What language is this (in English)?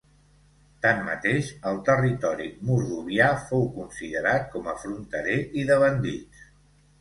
Catalan